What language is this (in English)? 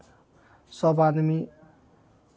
Maithili